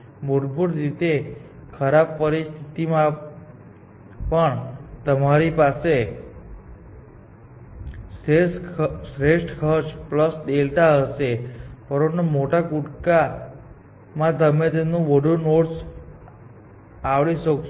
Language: Gujarati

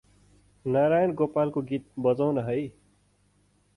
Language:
Nepali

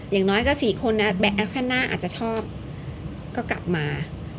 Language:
Thai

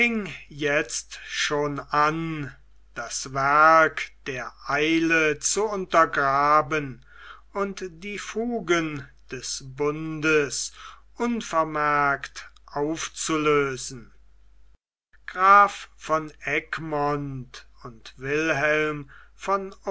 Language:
German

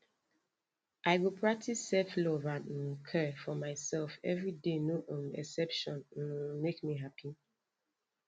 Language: Nigerian Pidgin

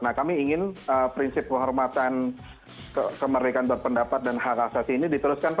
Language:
Indonesian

